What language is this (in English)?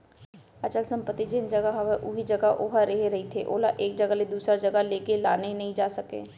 Chhattisgarhi